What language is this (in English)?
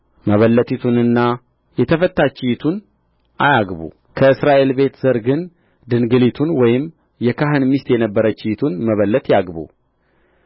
Amharic